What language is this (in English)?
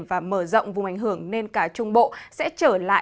Vietnamese